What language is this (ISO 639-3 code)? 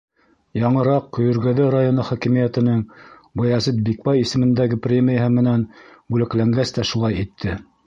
bak